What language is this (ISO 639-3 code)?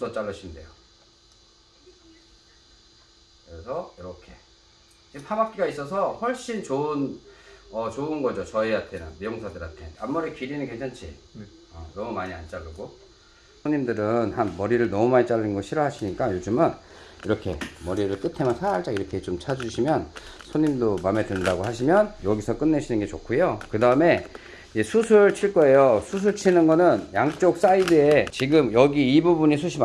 kor